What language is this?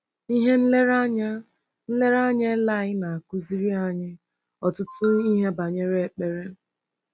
Igbo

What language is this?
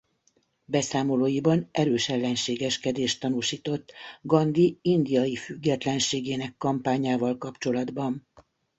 Hungarian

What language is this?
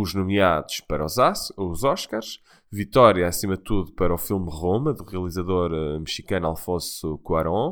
Portuguese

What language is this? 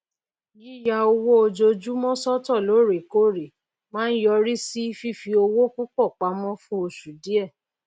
Yoruba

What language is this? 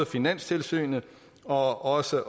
Danish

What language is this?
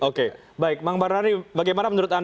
Indonesian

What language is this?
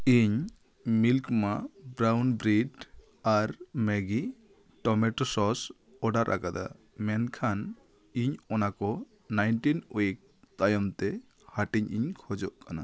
Santali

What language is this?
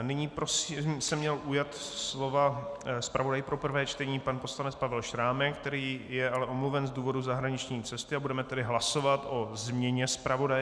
Czech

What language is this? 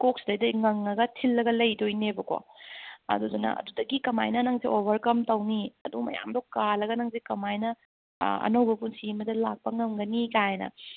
Manipuri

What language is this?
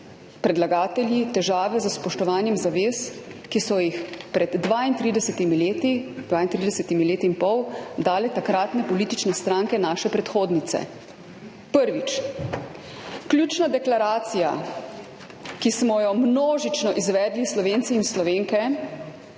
Slovenian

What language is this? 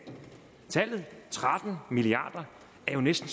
Danish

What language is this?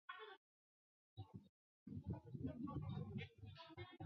Chinese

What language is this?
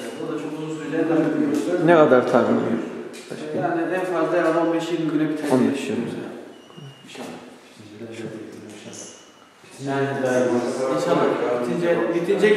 Turkish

